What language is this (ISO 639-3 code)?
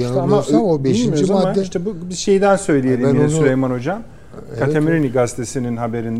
tur